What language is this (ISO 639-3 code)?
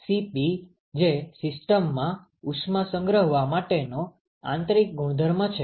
guj